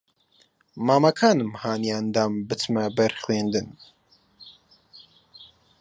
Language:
Central Kurdish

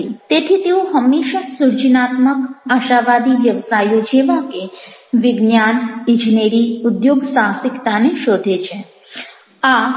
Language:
Gujarati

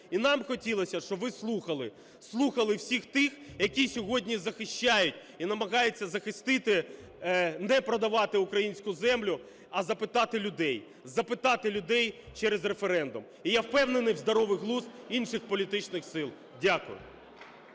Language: Ukrainian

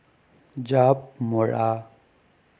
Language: Assamese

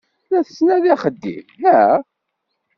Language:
Kabyle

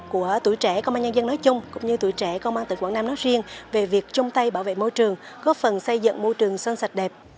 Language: Vietnamese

